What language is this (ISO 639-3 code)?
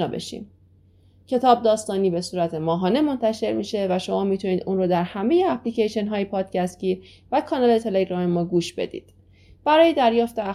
fas